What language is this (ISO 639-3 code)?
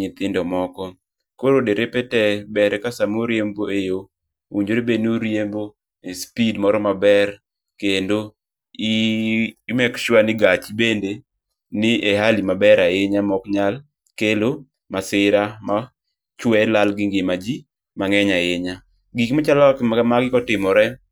luo